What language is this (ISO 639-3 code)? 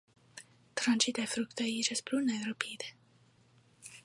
epo